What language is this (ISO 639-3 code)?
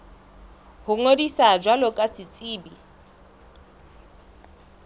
sot